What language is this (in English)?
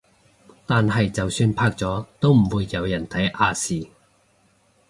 Cantonese